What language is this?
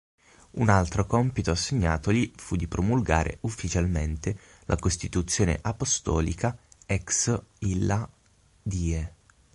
Italian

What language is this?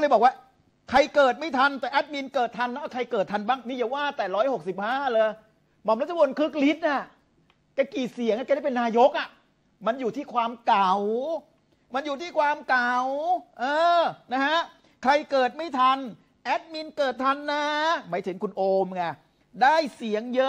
Thai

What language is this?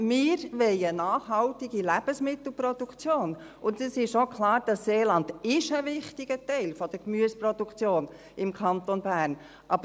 Swiss German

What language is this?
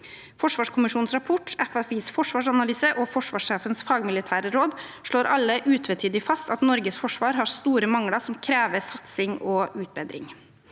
Norwegian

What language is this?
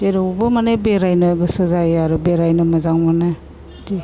Bodo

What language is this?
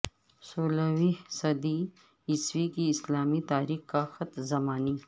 Urdu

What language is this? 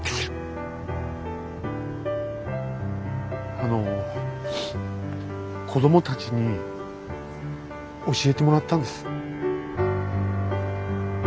Japanese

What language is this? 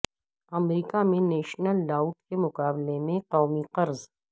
Urdu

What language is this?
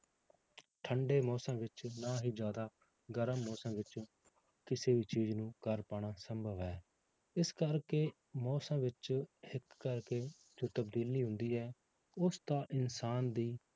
Punjabi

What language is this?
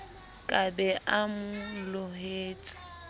Southern Sotho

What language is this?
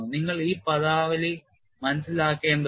Malayalam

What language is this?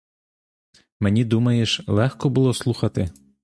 Ukrainian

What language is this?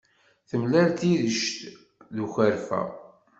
Kabyle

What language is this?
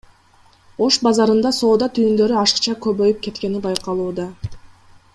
Kyrgyz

